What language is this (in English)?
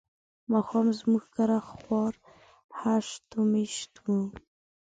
Pashto